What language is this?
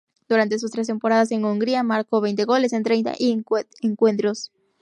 Spanish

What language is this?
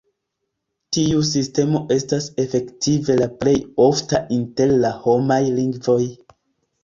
Esperanto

